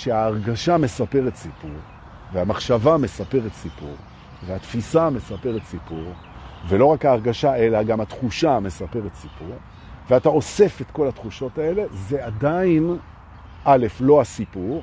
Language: Hebrew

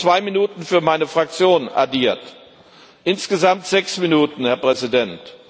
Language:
German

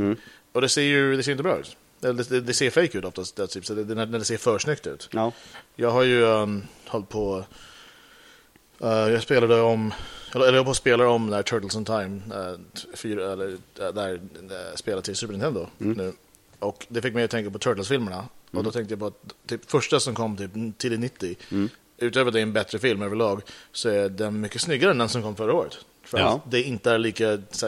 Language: Swedish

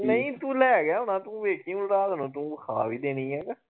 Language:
Punjabi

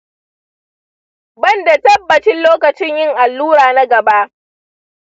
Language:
Hausa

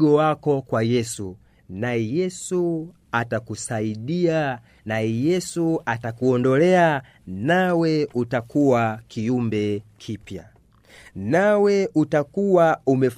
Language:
Swahili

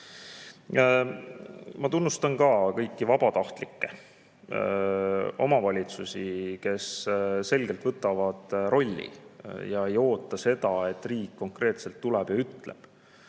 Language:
Estonian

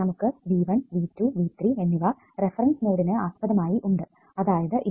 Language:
Malayalam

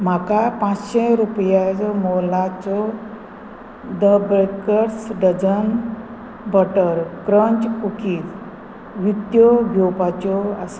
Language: Konkani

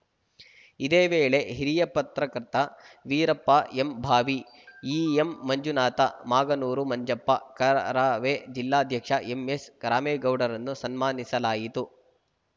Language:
Kannada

